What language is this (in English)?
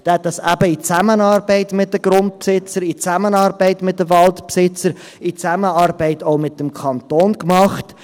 Swiss German